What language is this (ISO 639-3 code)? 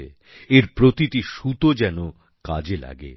ben